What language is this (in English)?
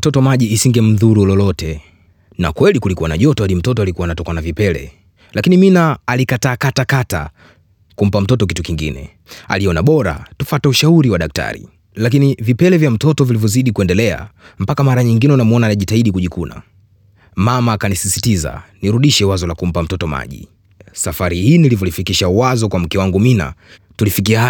Swahili